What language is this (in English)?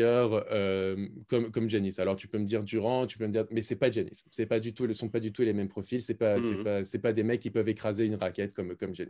French